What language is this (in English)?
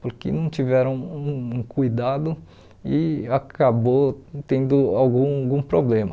Portuguese